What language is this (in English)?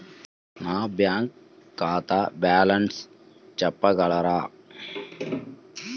Telugu